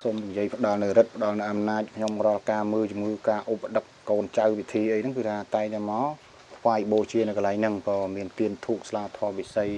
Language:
Vietnamese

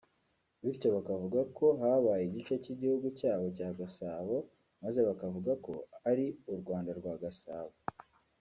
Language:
Kinyarwanda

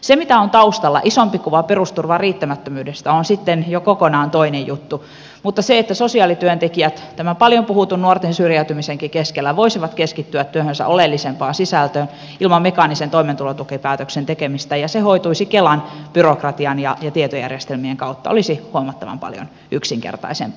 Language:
Finnish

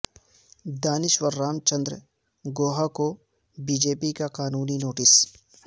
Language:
Urdu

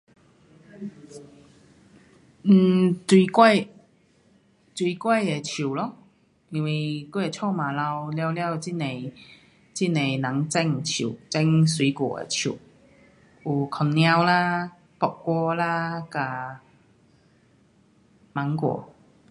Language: Pu-Xian Chinese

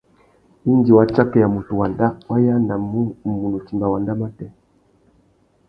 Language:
Tuki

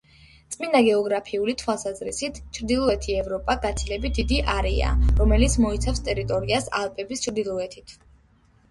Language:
Georgian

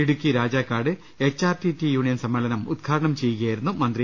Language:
Malayalam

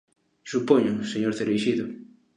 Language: Galician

